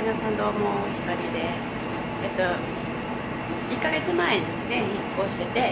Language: Japanese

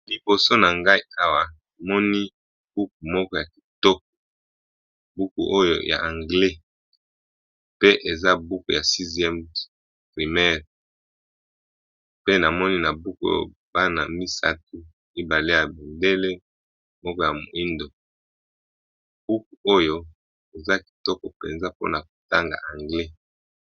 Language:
Lingala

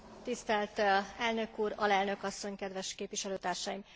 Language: Hungarian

